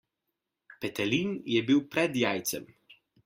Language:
Slovenian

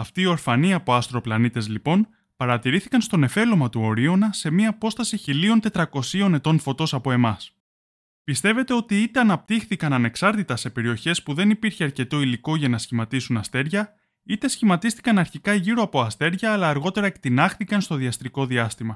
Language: Greek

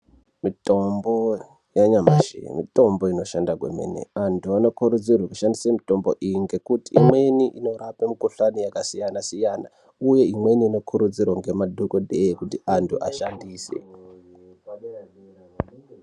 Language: Ndau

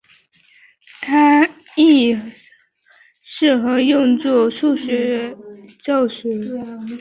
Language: Chinese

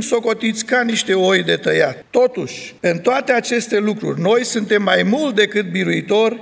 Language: Romanian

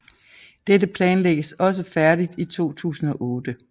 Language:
Danish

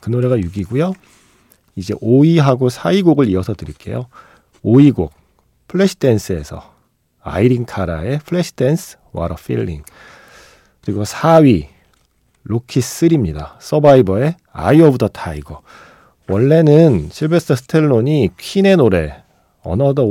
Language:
Korean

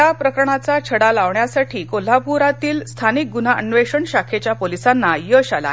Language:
Marathi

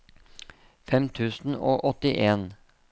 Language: Norwegian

